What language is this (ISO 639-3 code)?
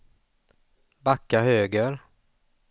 swe